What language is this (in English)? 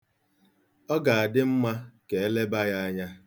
Igbo